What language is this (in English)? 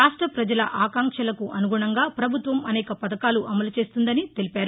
Telugu